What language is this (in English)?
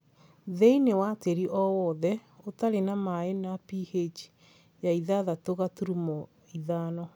Kikuyu